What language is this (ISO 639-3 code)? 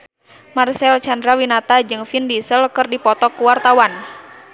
sun